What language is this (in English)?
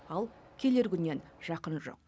Kazakh